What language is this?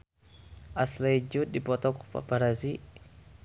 Sundanese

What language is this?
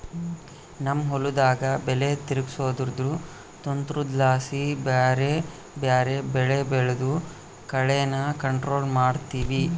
Kannada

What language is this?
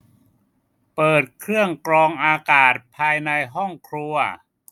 Thai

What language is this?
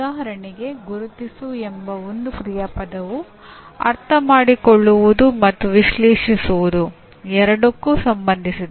Kannada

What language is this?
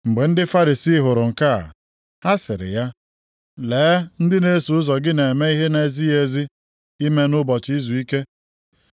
Igbo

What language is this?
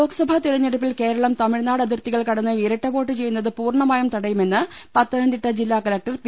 Malayalam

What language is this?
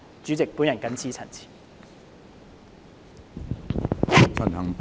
Cantonese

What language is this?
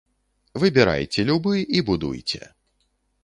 Belarusian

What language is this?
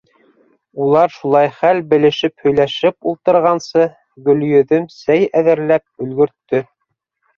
Bashkir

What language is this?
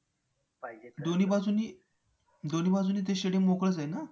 Marathi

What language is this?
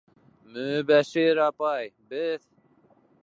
Bashkir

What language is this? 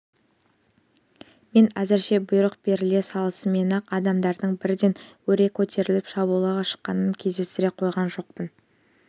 Kazakh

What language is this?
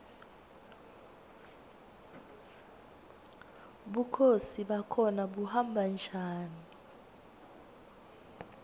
Swati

